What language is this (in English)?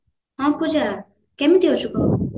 Odia